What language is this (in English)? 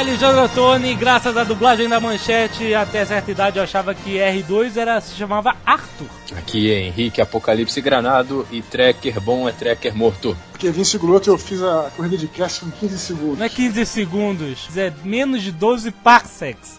Portuguese